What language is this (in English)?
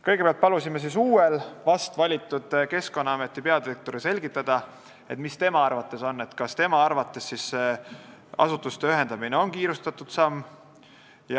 Estonian